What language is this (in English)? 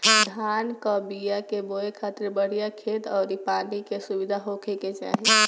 Bhojpuri